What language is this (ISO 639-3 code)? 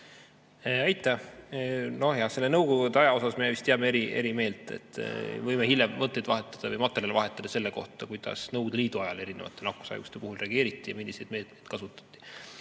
est